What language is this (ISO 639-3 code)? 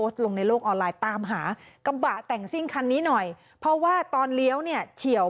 tha